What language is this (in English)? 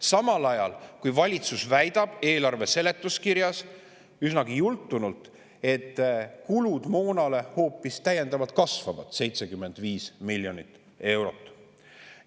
Estonian